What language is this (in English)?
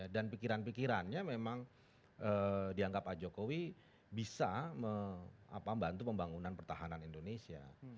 Indonesian